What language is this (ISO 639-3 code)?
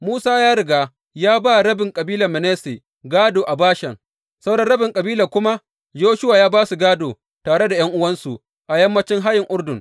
hau